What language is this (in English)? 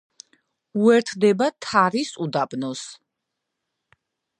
Georgian